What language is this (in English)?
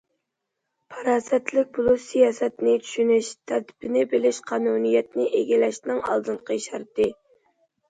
Uyghur